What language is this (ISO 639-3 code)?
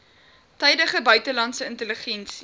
afr